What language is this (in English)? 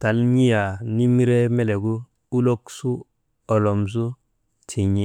Maba